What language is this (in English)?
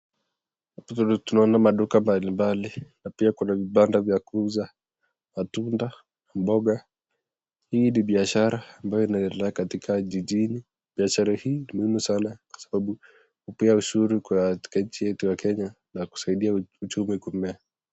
Swahili